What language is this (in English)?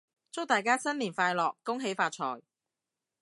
Cantonese